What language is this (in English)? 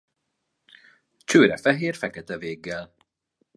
Hungarian